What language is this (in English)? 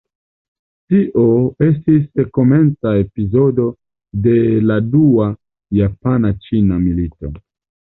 Esperanto